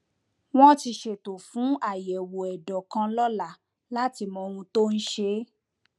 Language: Yoruba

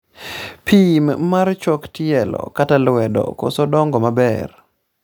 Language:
Luo (Kenya and Tanzania)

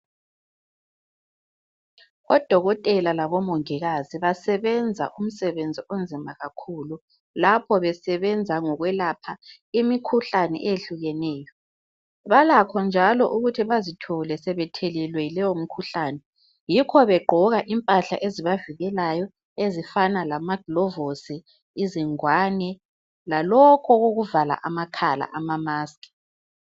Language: North Ndebele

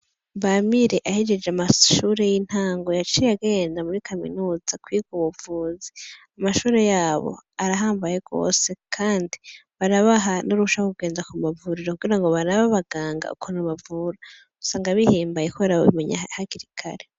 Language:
Rundi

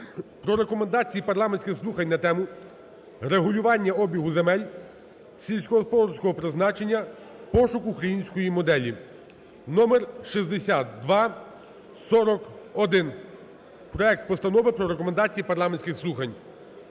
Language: Ukrainian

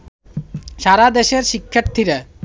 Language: Bangla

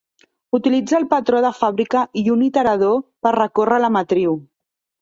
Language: Catalan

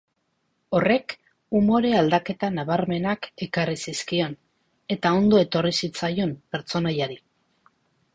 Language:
Basque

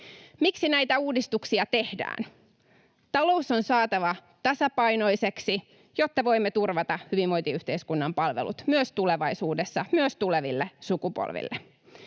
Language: Finnish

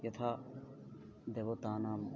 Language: Sanskrit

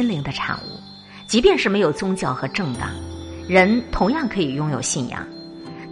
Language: Chinese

